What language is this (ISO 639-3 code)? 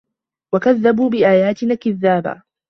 ara